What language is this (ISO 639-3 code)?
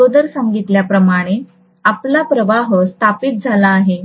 mar